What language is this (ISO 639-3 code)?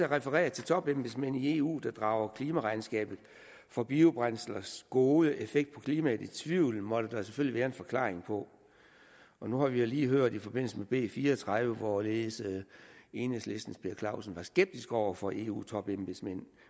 dan